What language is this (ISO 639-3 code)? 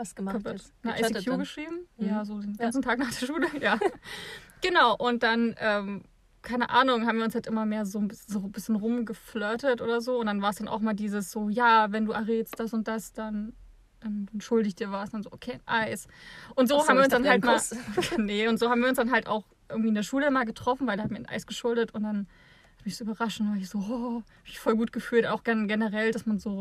deu